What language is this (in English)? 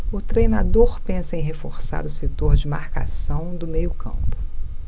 Portuguese